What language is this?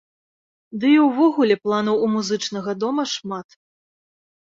Belarusian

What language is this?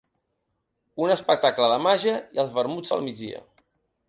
Catalan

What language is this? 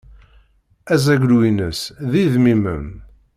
Kabyle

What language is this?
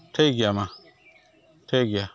Santali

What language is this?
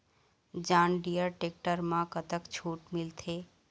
Chhattisgarhi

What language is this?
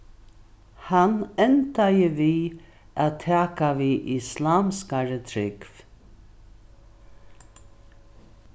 Faroese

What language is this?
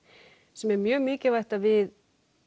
Icelandic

